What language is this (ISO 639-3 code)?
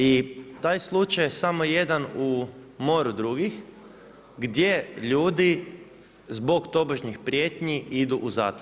hrv